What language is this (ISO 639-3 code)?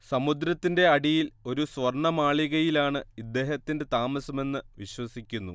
mal